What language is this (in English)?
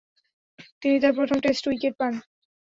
Bangla